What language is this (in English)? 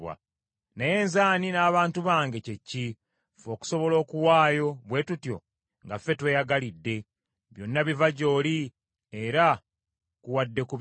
Ganda